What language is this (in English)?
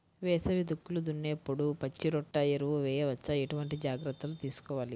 Telugu